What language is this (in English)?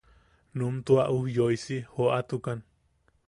Yaqui